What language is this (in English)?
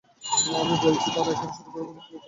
Bangla